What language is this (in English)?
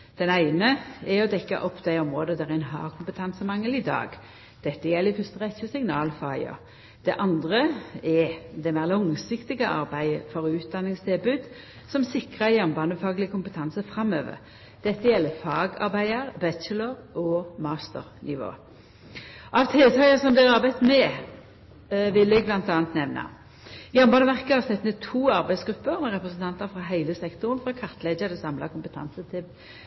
Norwegian Nynorsk